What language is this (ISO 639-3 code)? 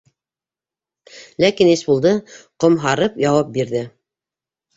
bak